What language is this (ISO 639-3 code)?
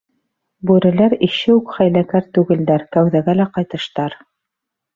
bak